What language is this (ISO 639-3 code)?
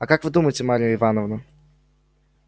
rus